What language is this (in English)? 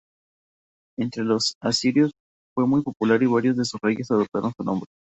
Spanish